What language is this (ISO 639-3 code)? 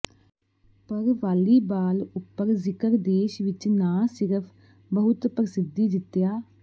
pan